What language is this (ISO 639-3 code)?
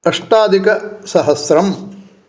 san